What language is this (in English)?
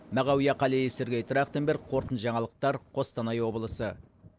Kazakh